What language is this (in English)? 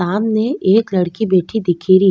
Rajasthani